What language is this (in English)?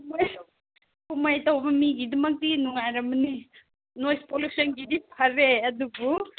Manipuri